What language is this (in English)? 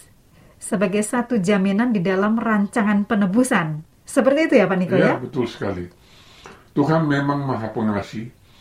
Indonesian